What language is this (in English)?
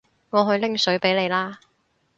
Cantonese